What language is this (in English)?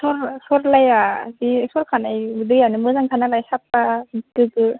Bodo